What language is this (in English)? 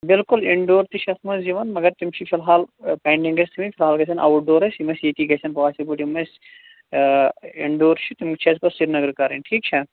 Kashmiri